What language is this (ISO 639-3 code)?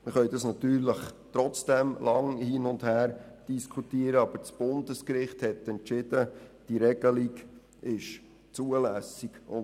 gsw